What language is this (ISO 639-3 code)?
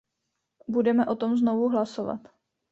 ces